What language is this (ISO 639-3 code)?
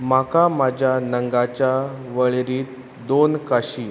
kok